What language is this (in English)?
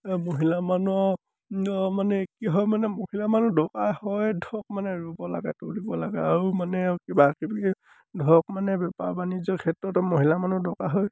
Assamese